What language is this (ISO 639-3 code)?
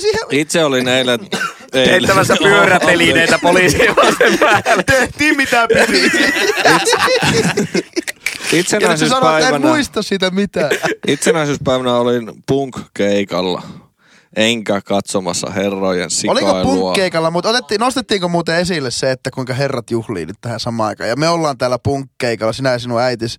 fin